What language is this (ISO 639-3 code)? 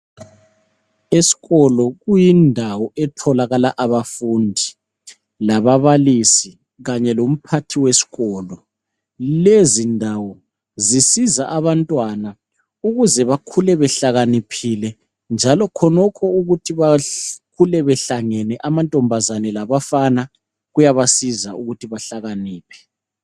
nde